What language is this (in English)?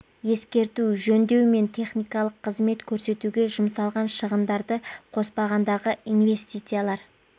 Kazakh